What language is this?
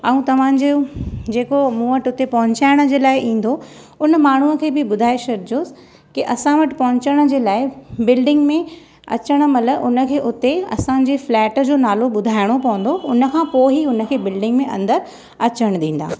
Sindhi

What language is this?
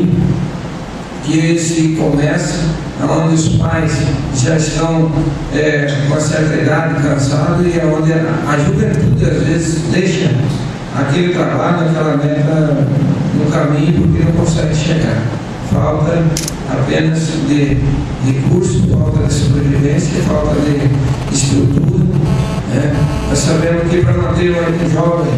Portuguese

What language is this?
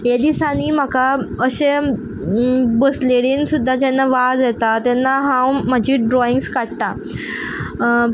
Konkani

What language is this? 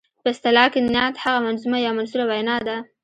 Pashto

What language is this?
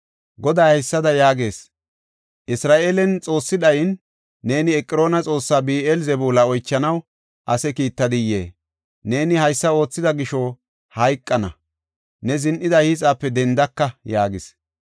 Gofa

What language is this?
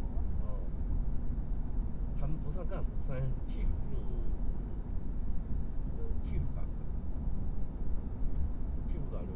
Chinese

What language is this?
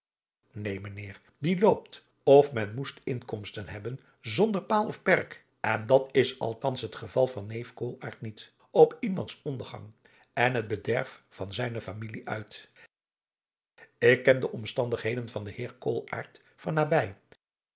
Dutch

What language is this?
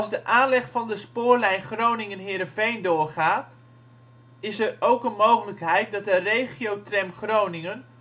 Dutch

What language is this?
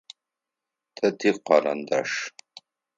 Adyghe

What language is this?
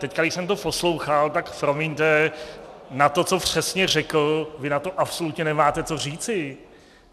Czech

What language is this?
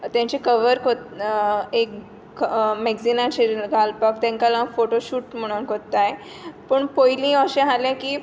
Konkani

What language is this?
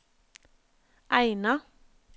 Norwegian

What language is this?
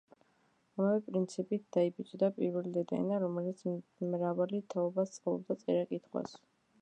Georgian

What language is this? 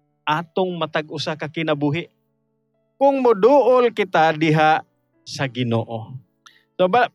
Filipino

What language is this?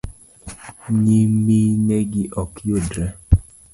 Luo (Kenya and Tanzania)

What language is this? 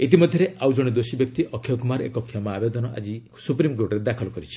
Odia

